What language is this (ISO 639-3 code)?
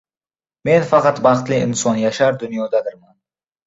uzb